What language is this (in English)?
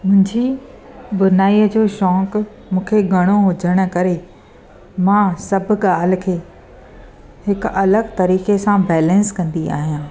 Sindhi